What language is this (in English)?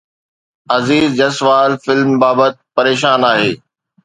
Sindhi